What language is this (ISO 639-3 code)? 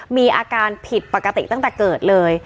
tha